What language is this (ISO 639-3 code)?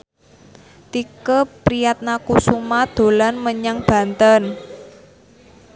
jav